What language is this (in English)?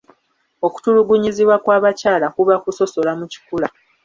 Ganda